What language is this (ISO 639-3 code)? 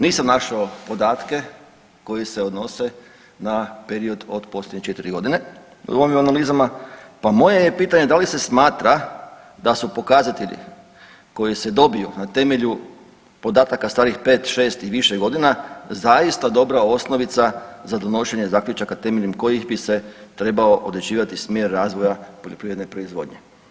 hrv